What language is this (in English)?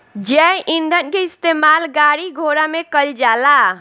Bhojpuri